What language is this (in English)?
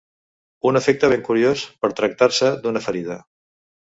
Catalan